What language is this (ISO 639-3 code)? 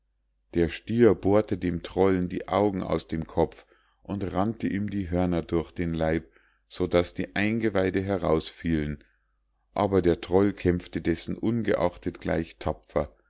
deu